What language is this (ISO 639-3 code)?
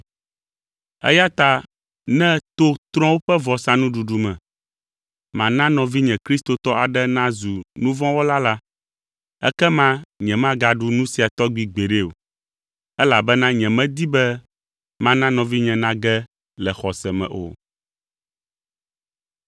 ewe